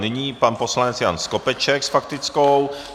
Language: Czech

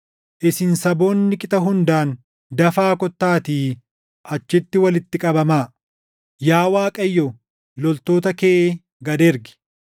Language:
Oromo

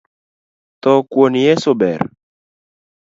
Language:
Luo (Kenya and Tanzania)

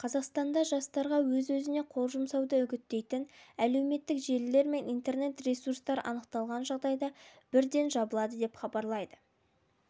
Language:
Kazakh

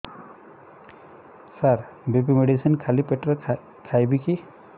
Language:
Odia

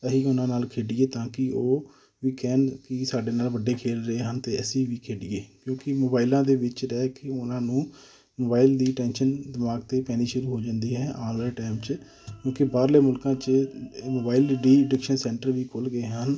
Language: Punjabi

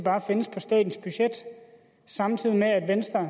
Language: Danish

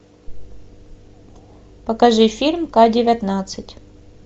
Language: Russian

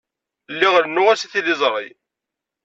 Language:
Kabyle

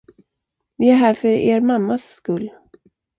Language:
Swedish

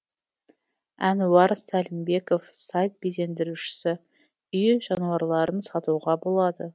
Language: Kazakh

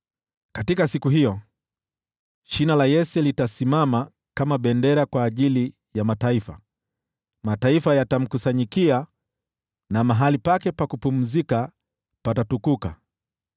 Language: Swahili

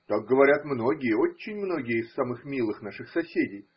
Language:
Russian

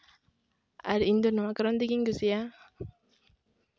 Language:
Santali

